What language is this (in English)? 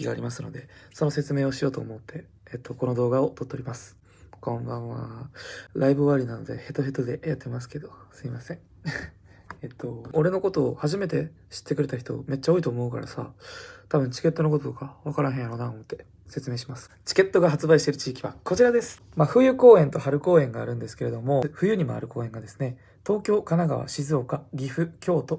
Japanese